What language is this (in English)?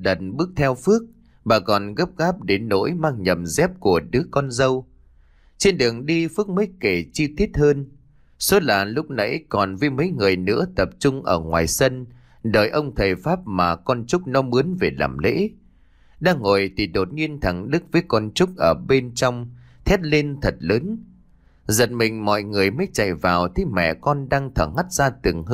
Vietnamese